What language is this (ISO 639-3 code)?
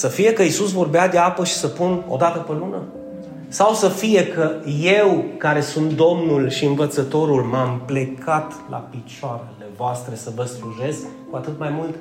ron